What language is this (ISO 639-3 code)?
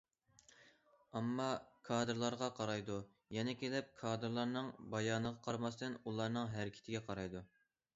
uig